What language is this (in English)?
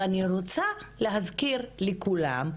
Hebrew